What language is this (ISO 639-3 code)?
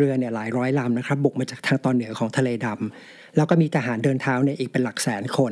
tha